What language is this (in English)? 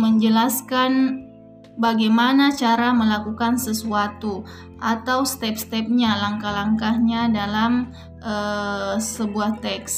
Indonesian